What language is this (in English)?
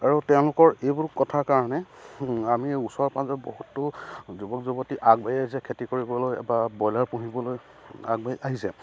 Assamese